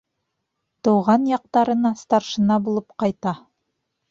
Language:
Bashkir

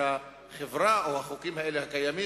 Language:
Hebrew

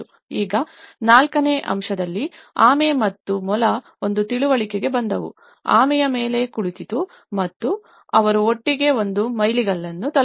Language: Kannada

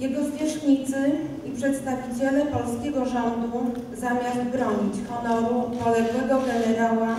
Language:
Polish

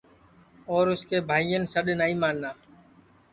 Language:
Sansi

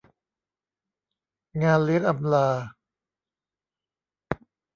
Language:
Thai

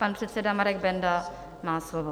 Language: Czech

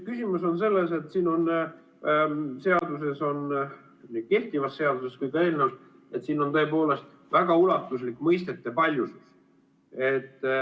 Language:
Estonian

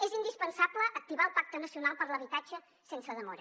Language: Catalan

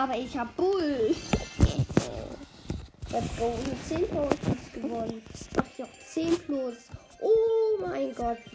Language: German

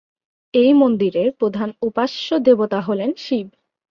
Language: Bangla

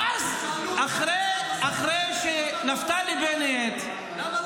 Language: Hebrew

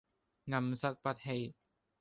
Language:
Cantonese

